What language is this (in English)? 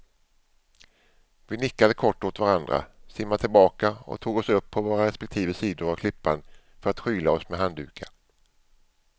Swedish